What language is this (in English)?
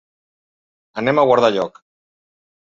Catalan